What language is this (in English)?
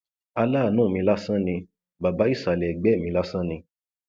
Yoruba